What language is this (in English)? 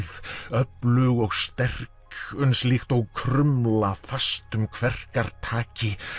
Icelandic